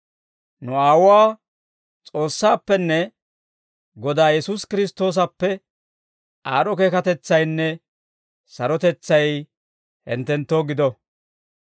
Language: Dawro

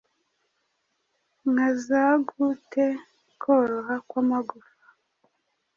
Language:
Kinyarwanda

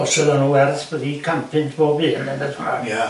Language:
Welsh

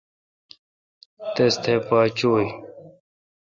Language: Kalkoti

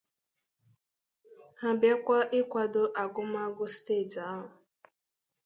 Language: Igbo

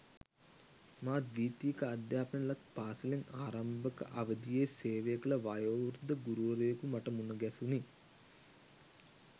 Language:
Sinhala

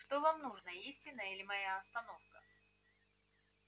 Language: Russian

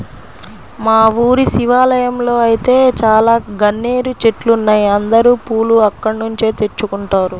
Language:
Telugu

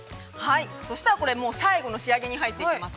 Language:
Japanese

